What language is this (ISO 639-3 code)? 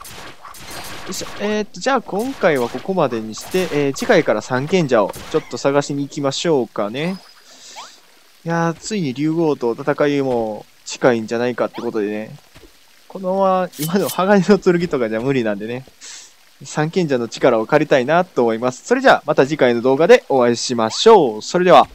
jpn